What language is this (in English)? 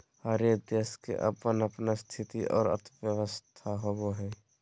Magahi